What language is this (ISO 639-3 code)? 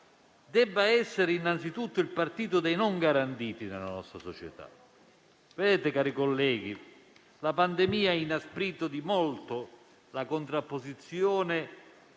ita